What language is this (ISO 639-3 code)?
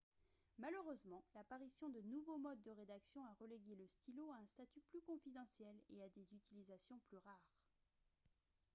fra